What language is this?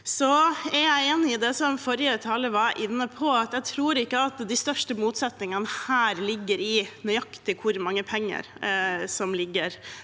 Norwegian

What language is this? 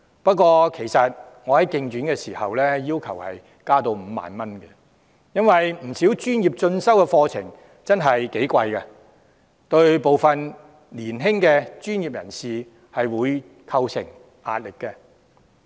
Cantonese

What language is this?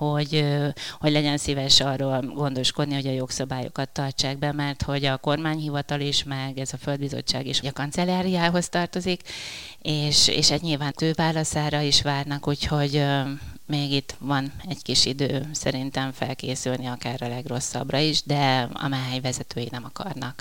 Hungarian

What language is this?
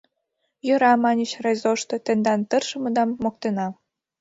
Mari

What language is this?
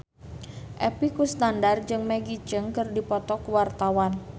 Sundanese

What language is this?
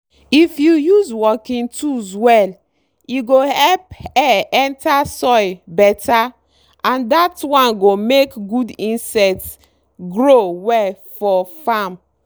Nigerian Pidgin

